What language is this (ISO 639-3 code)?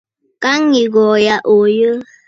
bfd